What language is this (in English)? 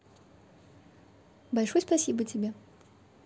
Russian